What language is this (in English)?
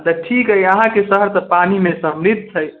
Maithili